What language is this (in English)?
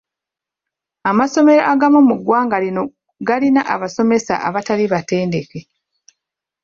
Ganda